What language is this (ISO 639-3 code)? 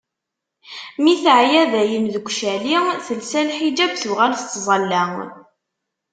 kab